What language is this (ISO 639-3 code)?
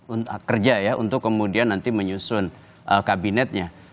ind